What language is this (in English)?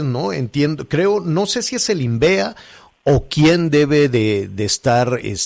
Spanish